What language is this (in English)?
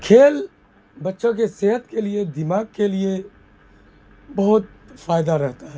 Urdu